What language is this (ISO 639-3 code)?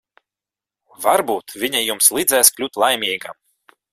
lav